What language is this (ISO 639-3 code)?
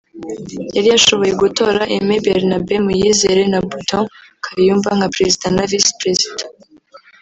kin